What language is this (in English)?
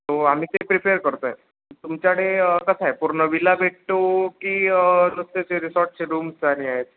Marathi